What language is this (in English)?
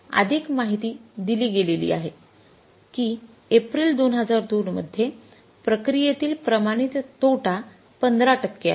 Marathi